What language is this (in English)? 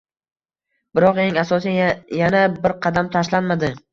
Uzbek